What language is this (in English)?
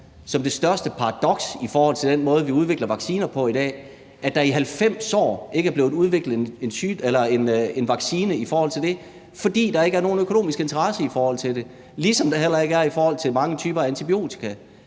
Danish